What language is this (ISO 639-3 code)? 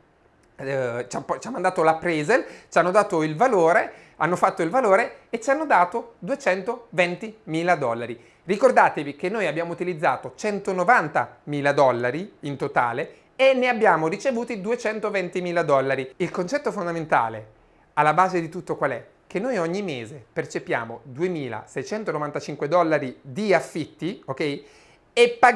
ita